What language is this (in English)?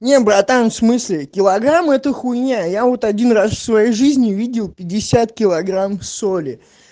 Russian